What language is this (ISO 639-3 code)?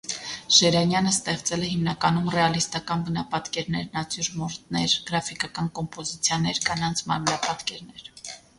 hye